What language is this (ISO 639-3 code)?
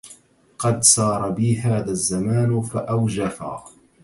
ara